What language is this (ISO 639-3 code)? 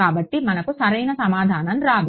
tel